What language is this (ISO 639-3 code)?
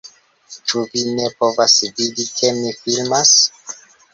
epo